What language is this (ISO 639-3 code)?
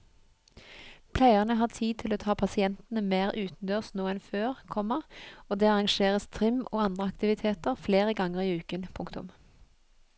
nor